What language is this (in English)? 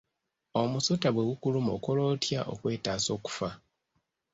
Ganda